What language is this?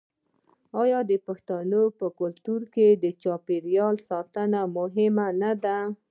Pashto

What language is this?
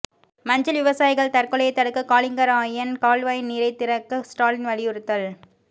Tamil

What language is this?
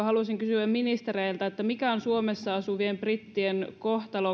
Finnish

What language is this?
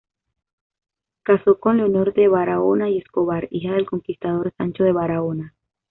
Spanish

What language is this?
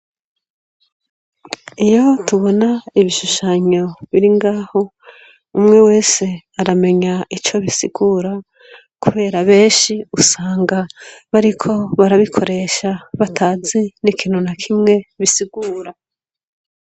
Rundi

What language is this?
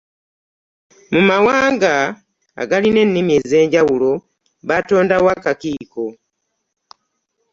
Ganda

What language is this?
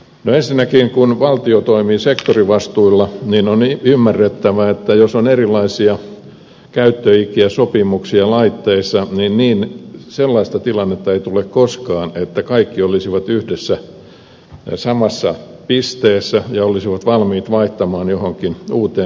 Finnish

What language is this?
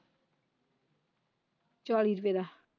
Punjabi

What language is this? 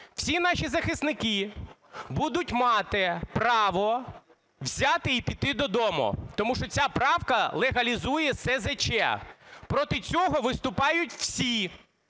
Ukrainian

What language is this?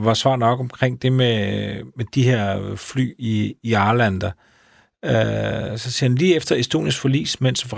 Danish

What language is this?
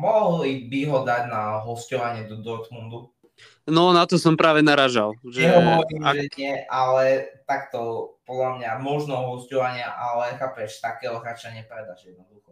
Slovak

